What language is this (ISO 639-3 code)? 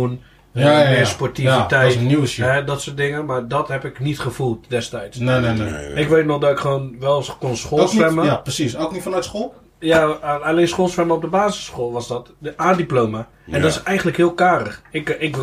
nld